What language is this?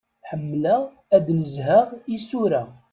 Kabyle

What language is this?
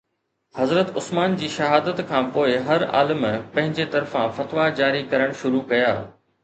Sindhi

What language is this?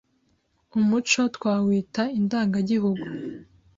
Kinyarwanda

